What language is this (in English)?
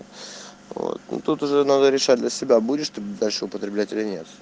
Russian